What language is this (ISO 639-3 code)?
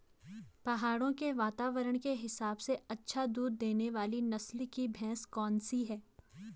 hin